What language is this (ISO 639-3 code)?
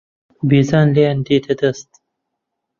ckb